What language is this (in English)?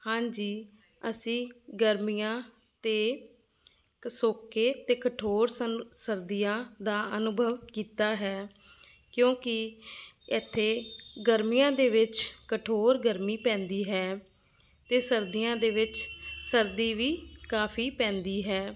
Punjabi